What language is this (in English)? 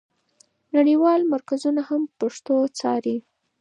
Pashto